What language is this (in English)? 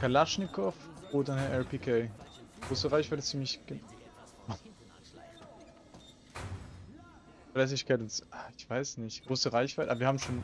German